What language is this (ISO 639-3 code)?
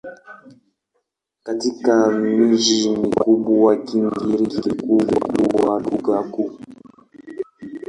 swa